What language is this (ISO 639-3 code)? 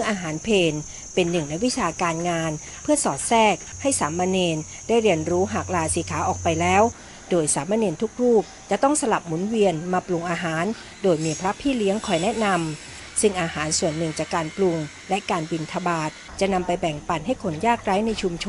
tha